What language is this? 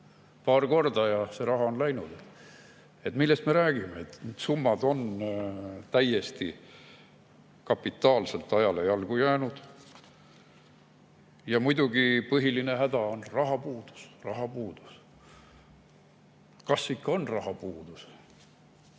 Estonian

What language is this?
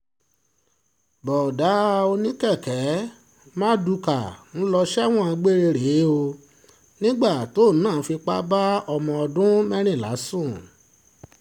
Yoruba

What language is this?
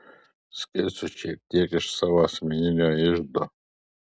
Lithuanian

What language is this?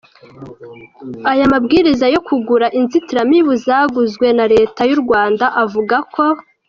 Kinyarwanda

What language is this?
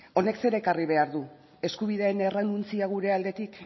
Basque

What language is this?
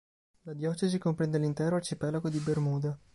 Italian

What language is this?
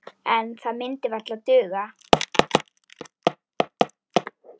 Icelandic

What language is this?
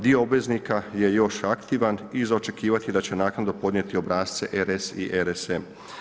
Croatian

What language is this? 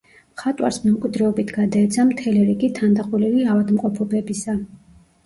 Georgian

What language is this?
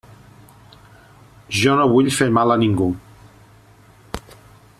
Catalan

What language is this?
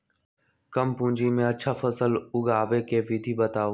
Magahi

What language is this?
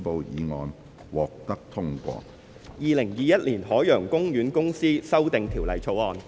Cantonese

